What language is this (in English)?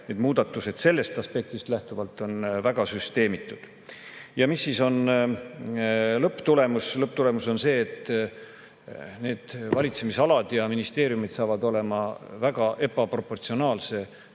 Estonian